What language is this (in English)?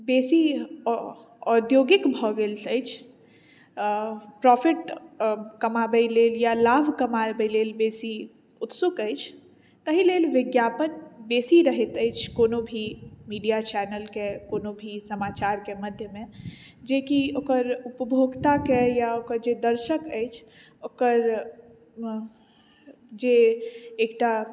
Maithili